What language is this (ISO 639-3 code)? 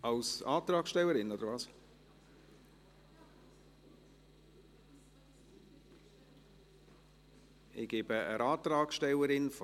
gsw